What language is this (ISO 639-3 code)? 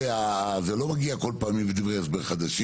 heb